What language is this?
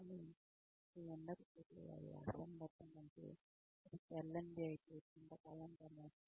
Telugu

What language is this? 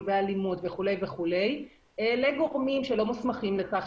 Hebrew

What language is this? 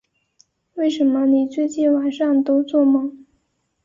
Chinese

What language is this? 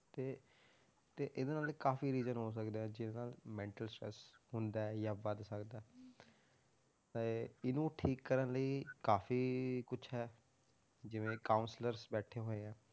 Punjabi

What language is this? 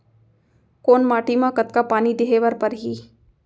Chhattisgarhi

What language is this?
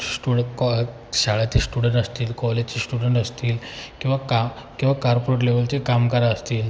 Marathi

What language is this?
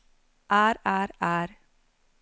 Norwegian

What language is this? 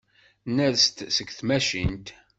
Kabyle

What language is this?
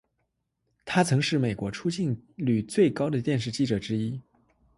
Chinese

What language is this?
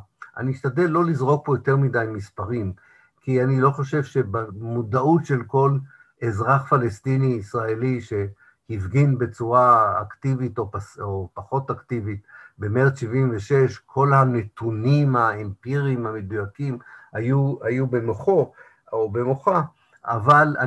Hebrew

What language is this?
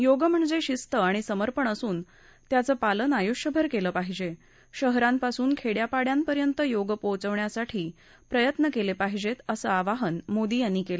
Marathi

